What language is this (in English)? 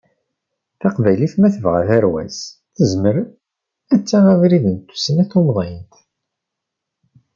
Kabyle